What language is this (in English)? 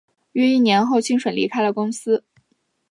Chinese